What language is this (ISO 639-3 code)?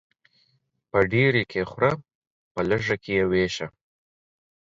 pus